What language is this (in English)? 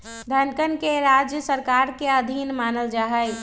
Magahi